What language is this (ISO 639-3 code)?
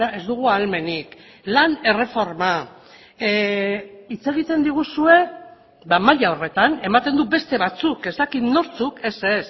eus